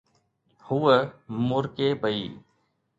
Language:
Sindhi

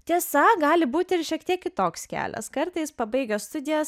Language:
Lithuanian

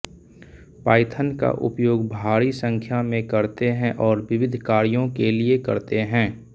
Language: Hindi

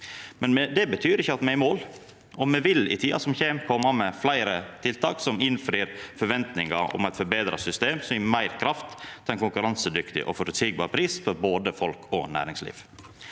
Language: Norwegian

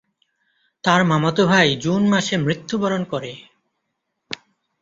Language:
Bangla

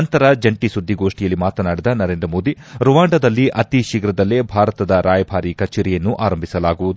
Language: Kannada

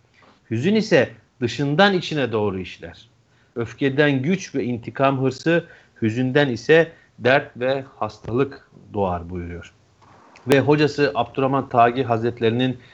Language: Turkish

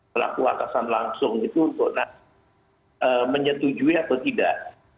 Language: Indonesian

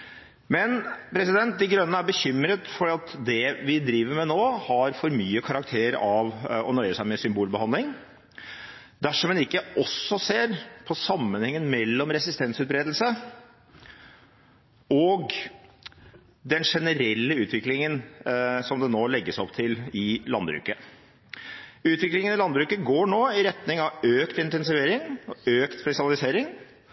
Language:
Norwegian Bokmål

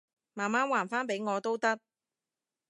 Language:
Cantonese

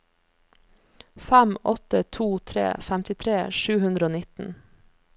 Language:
Norwegian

